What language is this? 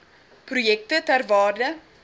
Afrikaans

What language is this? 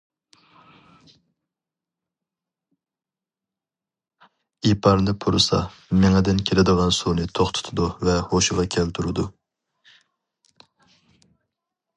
Uyghur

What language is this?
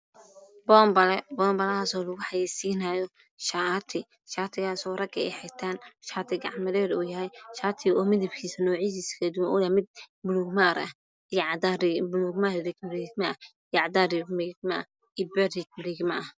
Somali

